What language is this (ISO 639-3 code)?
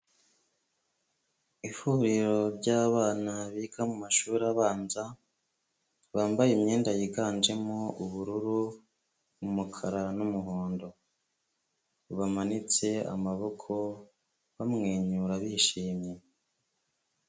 kin